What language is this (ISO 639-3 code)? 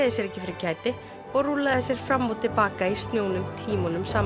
isl